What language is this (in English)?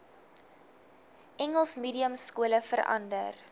Afrikaans